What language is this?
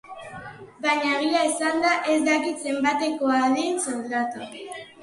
Basque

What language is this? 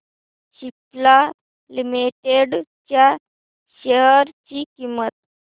Marathi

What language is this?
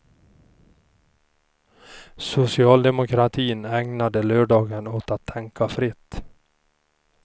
Swedish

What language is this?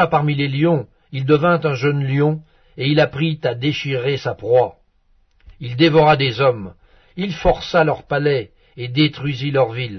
French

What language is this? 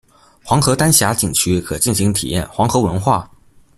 Chinese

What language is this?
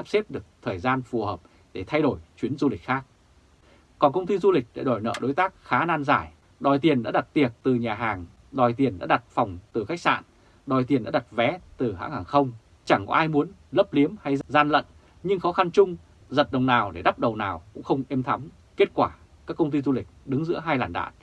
Vietnamese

